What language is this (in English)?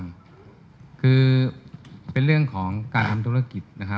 Thai